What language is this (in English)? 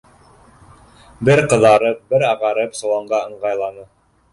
Bashkir